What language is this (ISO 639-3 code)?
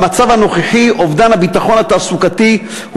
heb